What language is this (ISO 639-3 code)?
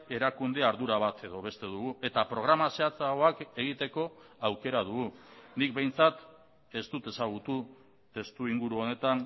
eus